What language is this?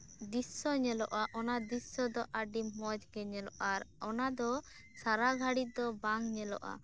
Santali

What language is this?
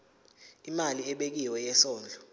Zulu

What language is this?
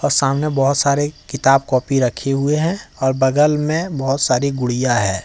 Hindi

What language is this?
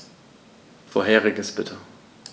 German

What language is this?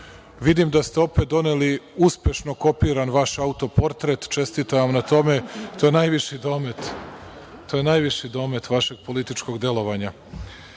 Serbian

